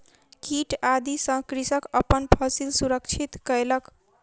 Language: Maithili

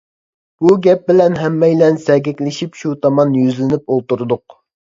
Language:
Uyghur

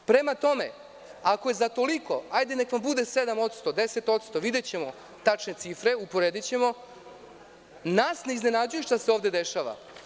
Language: Serbian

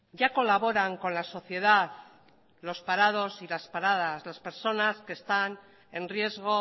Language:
Spanish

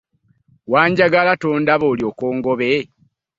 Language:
Ganda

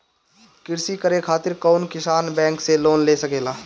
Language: Bhojpuri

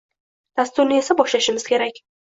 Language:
Uzbek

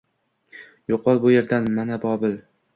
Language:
Uzbek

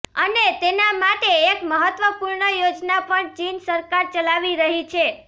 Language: Gujarati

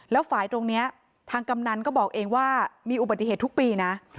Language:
Thai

